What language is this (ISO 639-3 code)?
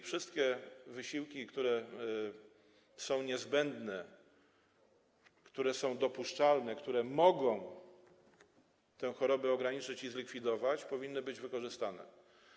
pol